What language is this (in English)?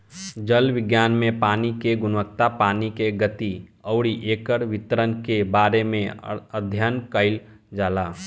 Bhojpuri